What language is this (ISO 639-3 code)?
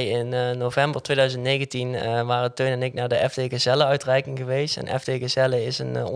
nld